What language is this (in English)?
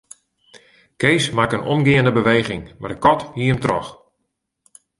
Western Frisian